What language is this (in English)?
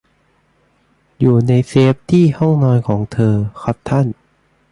Thai